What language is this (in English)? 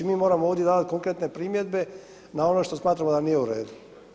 Croatian